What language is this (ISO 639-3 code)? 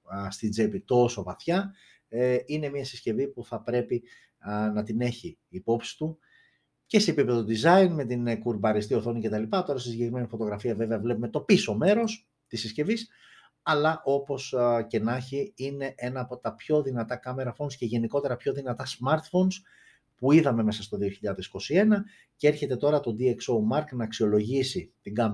ell